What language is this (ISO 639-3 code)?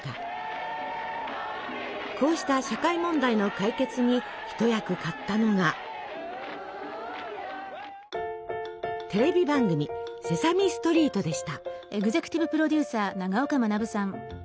jpn